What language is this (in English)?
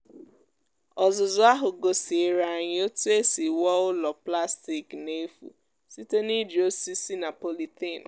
Igbo